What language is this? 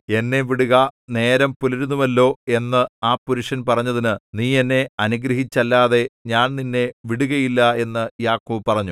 Malayalam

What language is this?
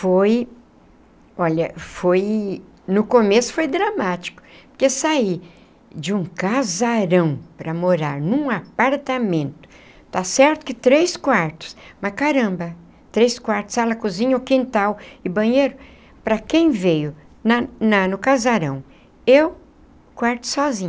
Portuguese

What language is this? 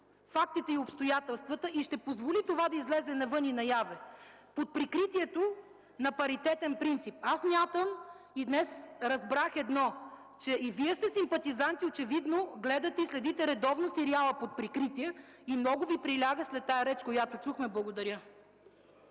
Bulgarian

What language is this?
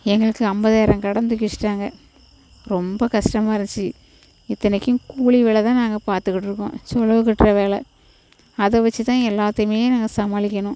Tamil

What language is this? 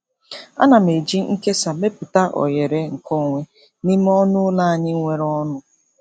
Igbo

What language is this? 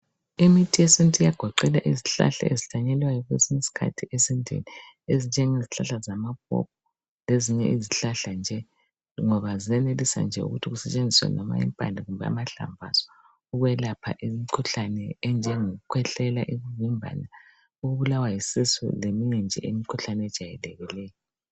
North Ndebele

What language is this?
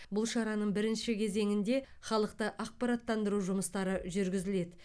Kazakh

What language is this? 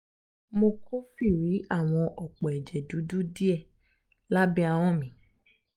Yoruba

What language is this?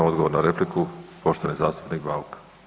Croatian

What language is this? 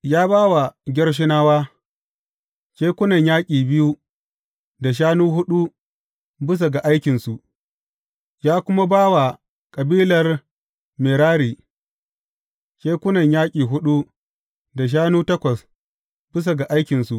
Hausa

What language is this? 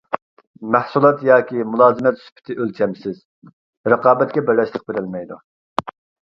Uyghur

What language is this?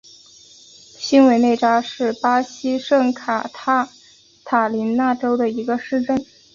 Chinese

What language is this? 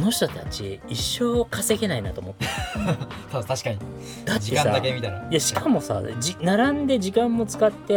Japanese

